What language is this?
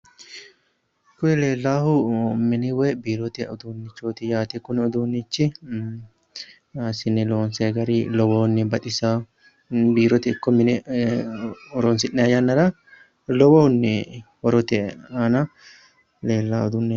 Sidamo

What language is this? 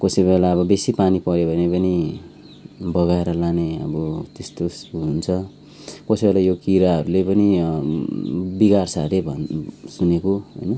Nepali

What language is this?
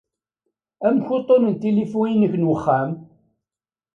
Kabyle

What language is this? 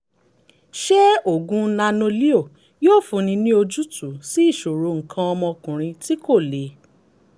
Yoruba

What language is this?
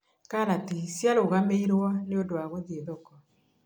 Kikuyu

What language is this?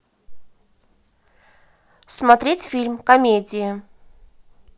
Russian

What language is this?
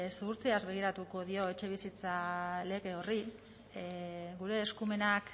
Basque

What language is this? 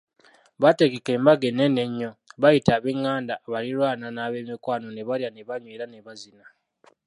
Ganda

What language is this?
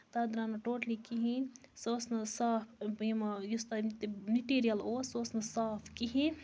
Kashmiri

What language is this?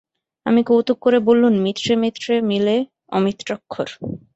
Bangla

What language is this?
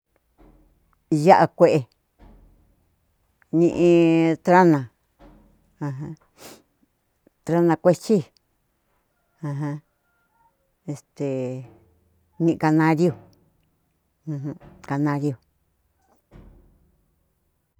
Cuyamecalco Mixtec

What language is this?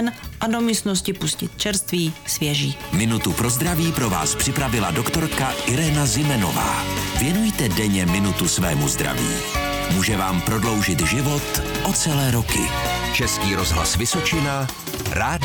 Czech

